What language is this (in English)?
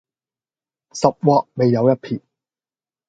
Cantonese